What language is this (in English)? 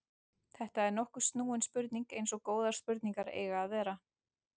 Icelandic